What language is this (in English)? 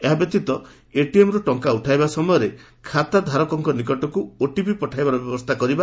Odia